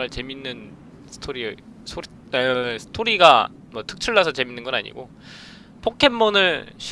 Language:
Korean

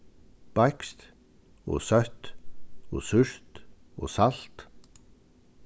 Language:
Faroese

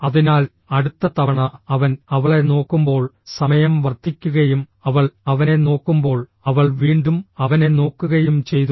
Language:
Malayalam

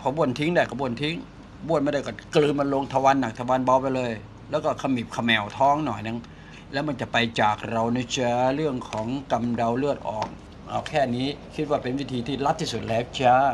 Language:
Thai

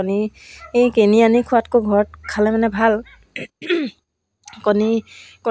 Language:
Assamese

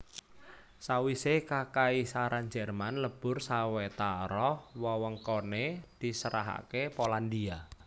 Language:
Javanese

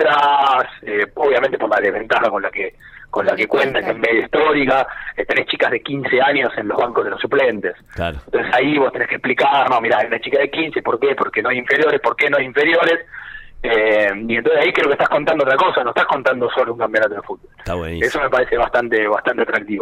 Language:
Spanish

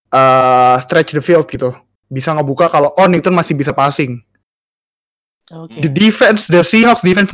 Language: Indonesian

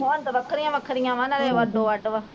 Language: Punjabi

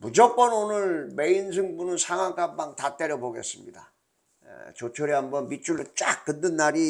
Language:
Korean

